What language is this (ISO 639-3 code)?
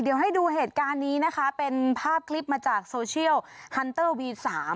tha